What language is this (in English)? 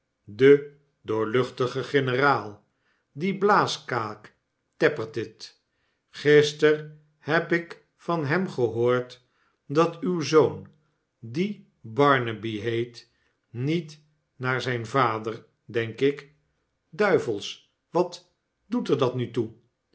Dutch